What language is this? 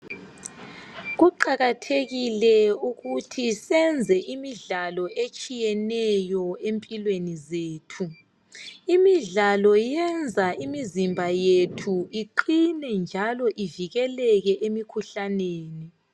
North Ndebele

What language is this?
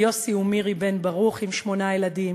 Hebrew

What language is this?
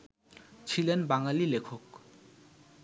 Bangla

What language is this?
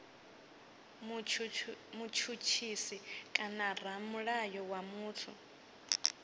Venda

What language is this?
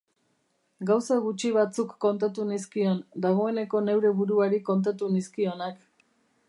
Basque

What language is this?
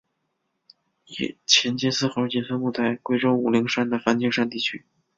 Chinese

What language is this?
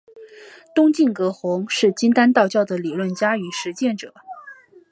Chinese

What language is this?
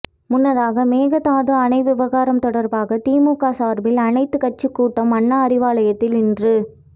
Tamil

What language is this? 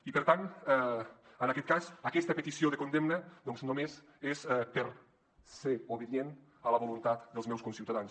Catalan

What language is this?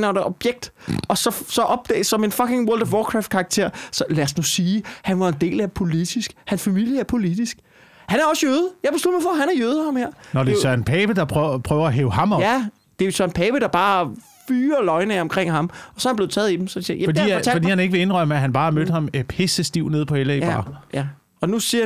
Danish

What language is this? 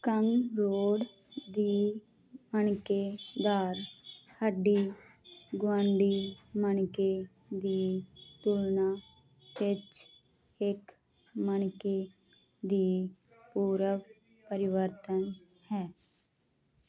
Punjabi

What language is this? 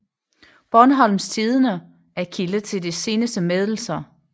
Danish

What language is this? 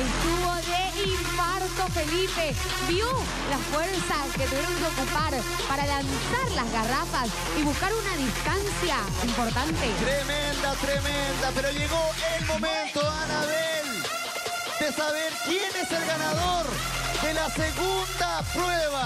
Spanish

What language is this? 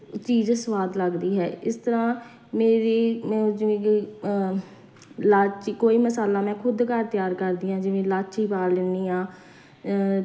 Punjabi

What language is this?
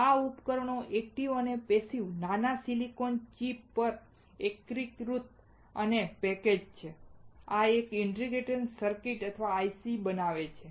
Gujarati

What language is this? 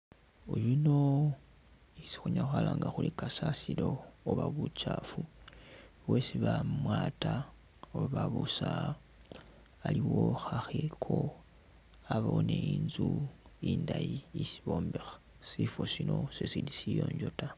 Masaaba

